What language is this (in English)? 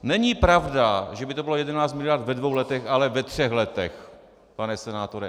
Czech